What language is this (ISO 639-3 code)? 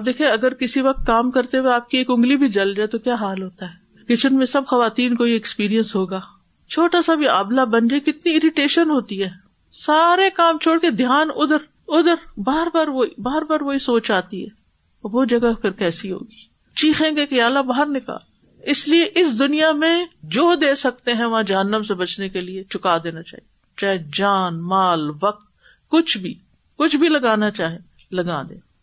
urd